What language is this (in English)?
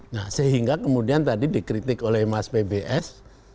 Indonesian